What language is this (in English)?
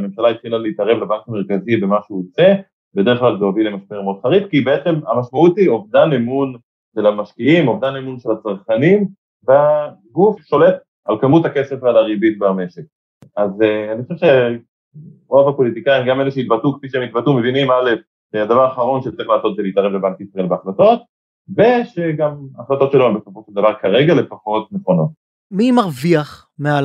Hebrew